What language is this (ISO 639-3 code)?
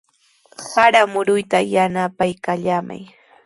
qws